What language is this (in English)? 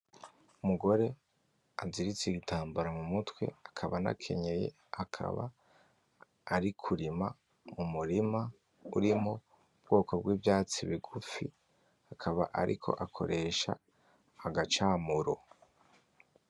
Rundi